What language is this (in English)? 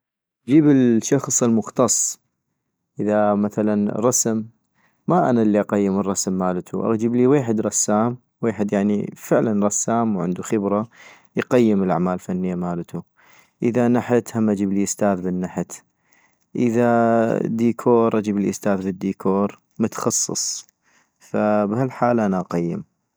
North Mesopotamian Arabic